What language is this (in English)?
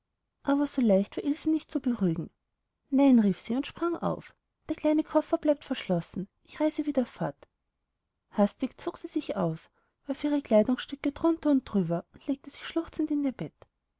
German